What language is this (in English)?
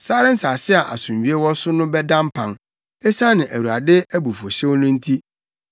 Akan